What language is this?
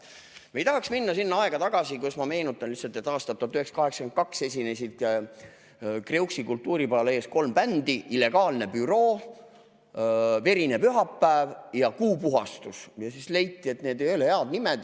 Estonian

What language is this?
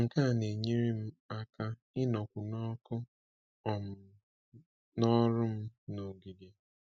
Igbo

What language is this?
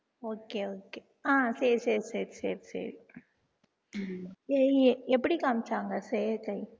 Tamil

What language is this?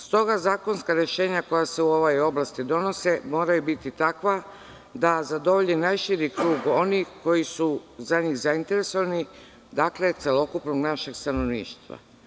Serbian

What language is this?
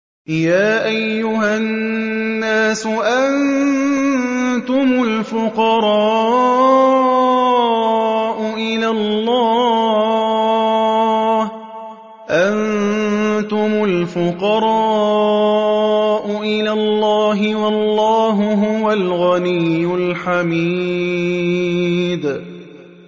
Arabic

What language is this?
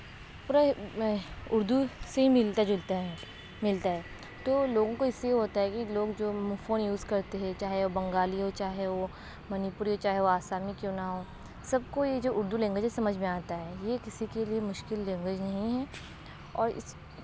Urdu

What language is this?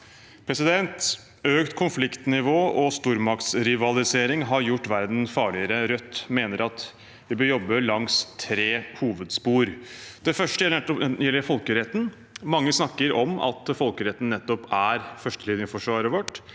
Norwegian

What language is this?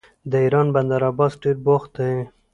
Pashto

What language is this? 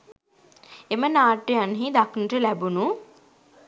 Sinhala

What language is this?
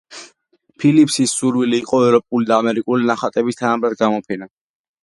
Georgian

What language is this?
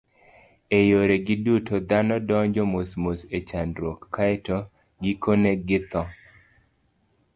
Luo (Kenya and Tanzania)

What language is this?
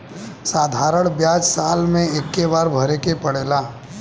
Bhojpuri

